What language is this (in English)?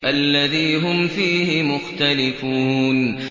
Arabic